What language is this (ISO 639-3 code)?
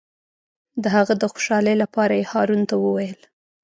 pus